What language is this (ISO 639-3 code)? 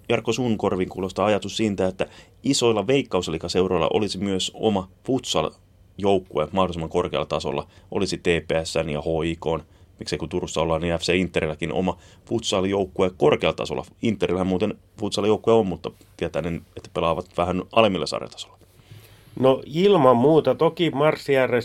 fin